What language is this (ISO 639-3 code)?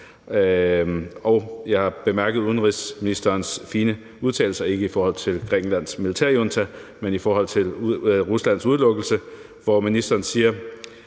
dan